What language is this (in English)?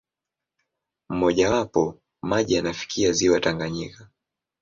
Swahili